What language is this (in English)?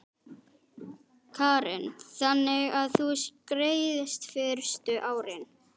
Icelandic